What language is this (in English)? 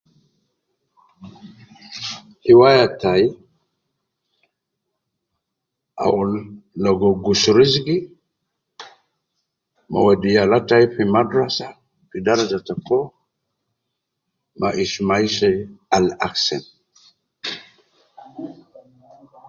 Nubi